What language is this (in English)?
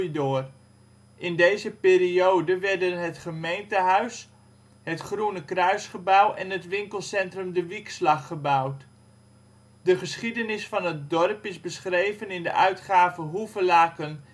Dutch